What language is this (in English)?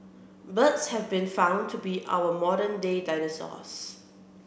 English